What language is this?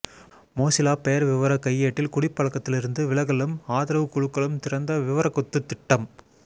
Tamil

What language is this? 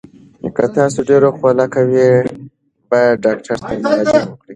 Pashto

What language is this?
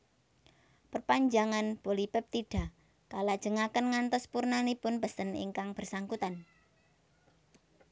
Javanese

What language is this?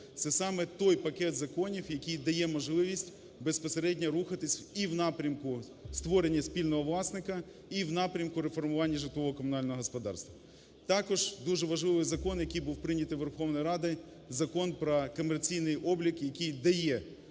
Ukrainian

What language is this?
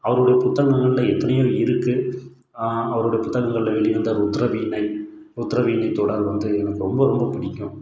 Tamil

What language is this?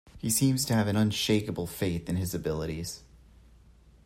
English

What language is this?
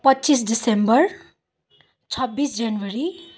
Nepali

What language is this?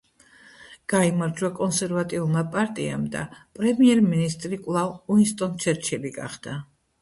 Georgian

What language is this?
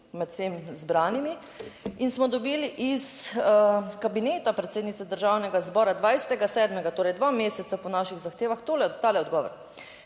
Slovenian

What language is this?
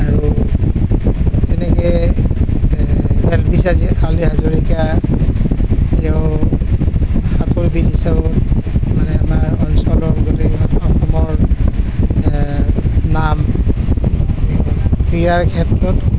Assamese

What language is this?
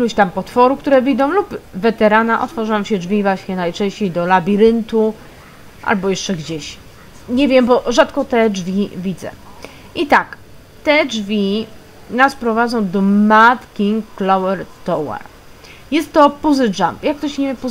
Polish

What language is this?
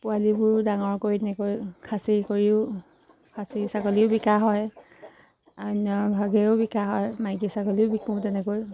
Assamese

